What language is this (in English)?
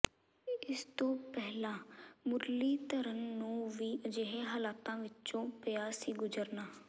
Punjabi